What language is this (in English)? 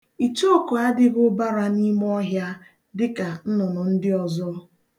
Igbo